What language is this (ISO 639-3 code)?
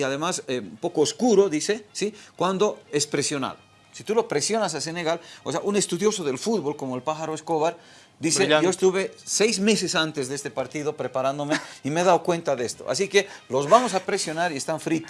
spa